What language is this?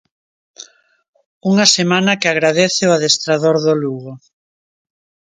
Galician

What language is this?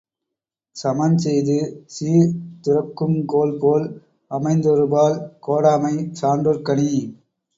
Tamil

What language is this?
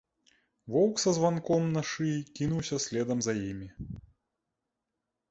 Belarusian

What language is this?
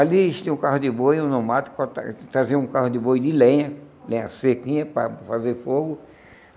Portuguese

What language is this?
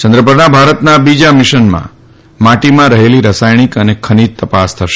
Gujarati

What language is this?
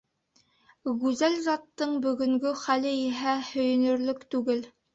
Bashkir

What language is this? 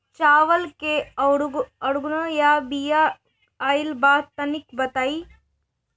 Bhojpuri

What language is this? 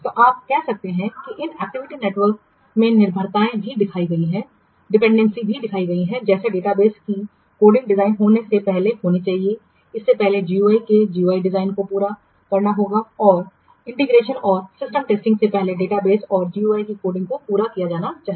Hindi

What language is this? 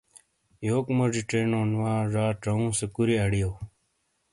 Shina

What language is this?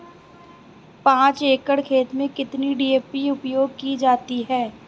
Hindi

